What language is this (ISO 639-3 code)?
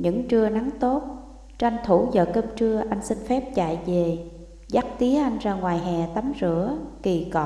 vie